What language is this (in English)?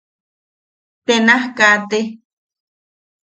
Yaqui